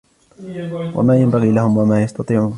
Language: Arabic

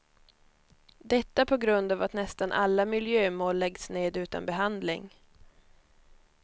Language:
Swedish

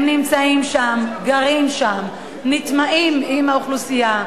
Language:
Hebrew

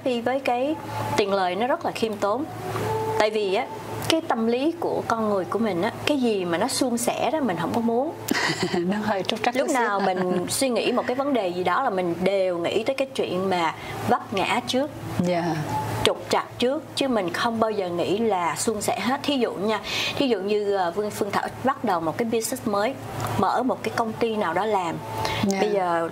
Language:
Vietnamese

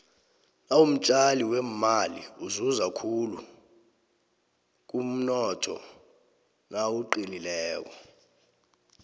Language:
South Ndebele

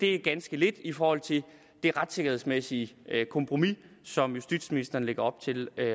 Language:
Danish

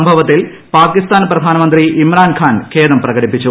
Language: Malayalam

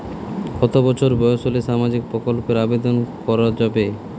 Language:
Bangla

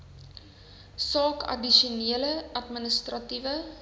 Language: Afrikaans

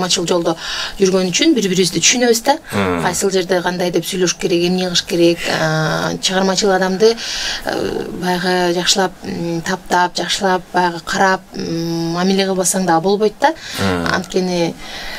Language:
Turkish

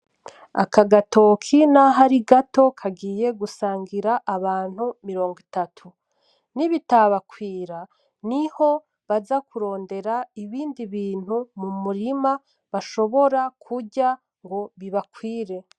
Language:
Rundi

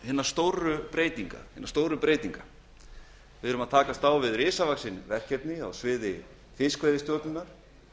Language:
Icelandic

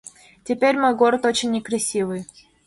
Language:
Mari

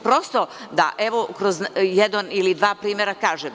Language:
Serbian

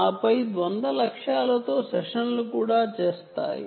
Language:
Telugu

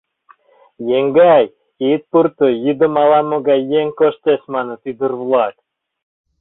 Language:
Mari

